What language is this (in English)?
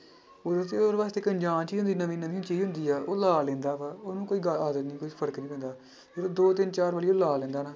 Punjabi